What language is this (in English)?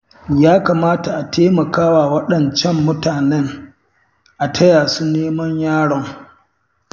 Hausa